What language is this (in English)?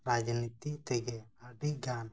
Santali